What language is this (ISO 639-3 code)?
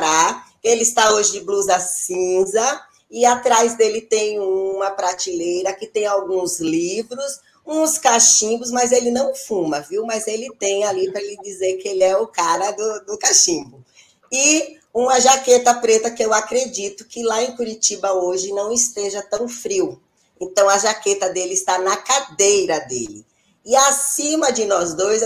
por